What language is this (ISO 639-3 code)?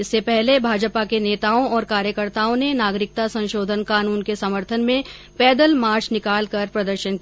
hin